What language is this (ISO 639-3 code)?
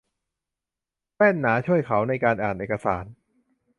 tha